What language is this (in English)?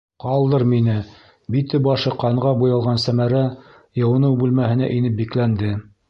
Bashkir